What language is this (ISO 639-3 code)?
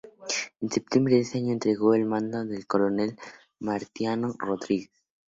spa